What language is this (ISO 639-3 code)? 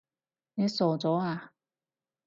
yue